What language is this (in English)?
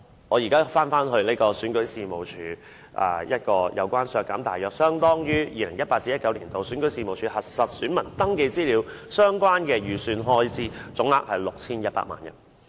Cantonese